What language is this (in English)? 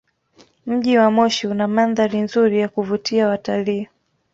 Swahili